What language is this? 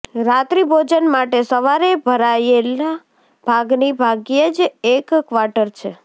Gujarati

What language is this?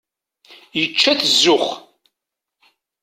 Kabyle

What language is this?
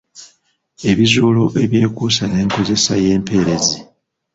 Ganda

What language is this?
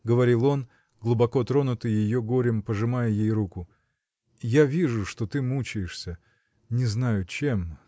Russian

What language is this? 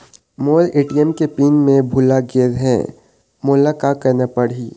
Chhattisgarhi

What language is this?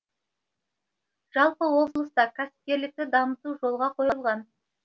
Kazakh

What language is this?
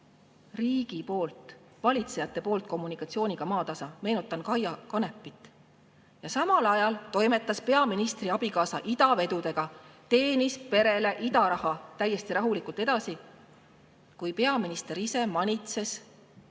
Estonian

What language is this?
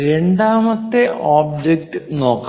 Malayalam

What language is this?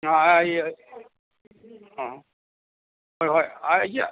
Manipuri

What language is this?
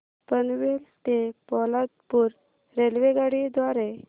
Marathi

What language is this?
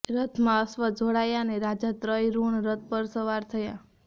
Gujarati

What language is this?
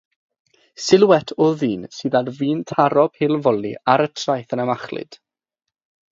Welsh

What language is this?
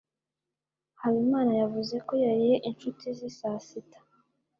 Kinyarwanda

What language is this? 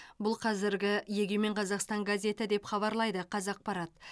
Kazakh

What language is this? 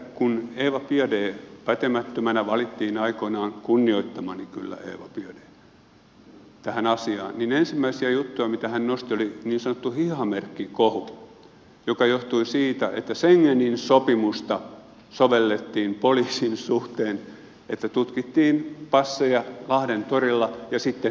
Finnish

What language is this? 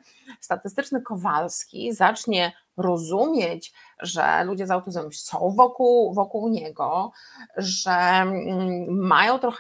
Polish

